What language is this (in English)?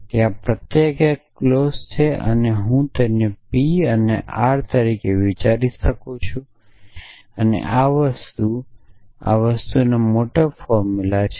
Gujarati